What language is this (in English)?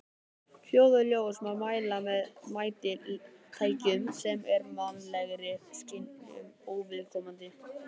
Icelandic